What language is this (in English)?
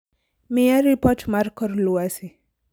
Luo (Kenya and Tanzania)